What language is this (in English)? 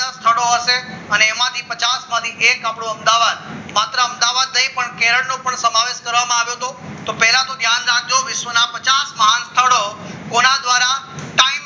Gujarati